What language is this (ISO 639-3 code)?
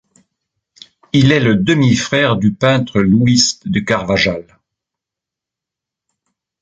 fra